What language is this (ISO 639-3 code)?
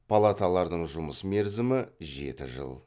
kaz